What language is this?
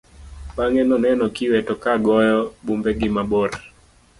Luo (Kenya and Tanzania)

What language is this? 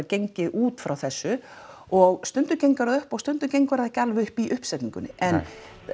Icelandic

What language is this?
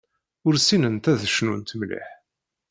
Kabyle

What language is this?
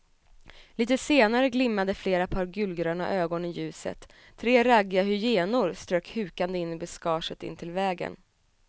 Swedish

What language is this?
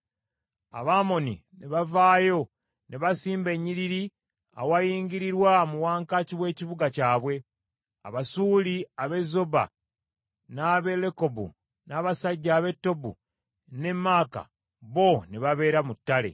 Ganda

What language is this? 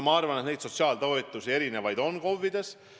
Estonian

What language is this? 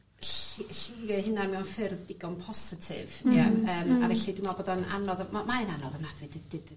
Welsh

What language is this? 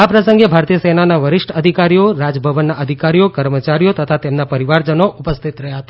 Gujarati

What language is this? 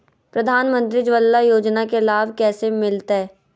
Magahi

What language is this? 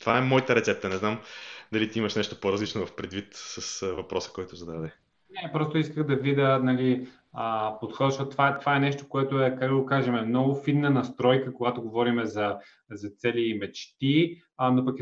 Bulgarian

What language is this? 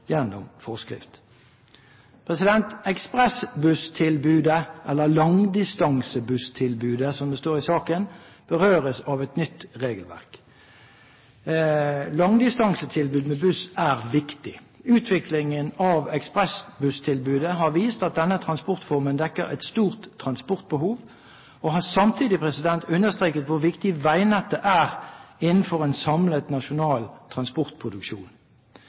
Norwegian Bokmål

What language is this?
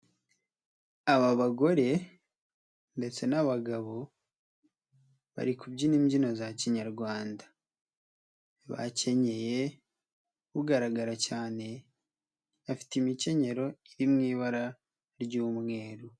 Kinyarwanda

